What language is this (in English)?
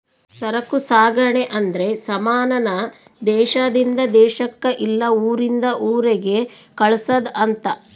Kannada